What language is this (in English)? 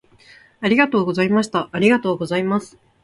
Japanese